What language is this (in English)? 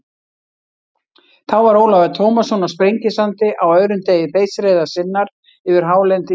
Icelandic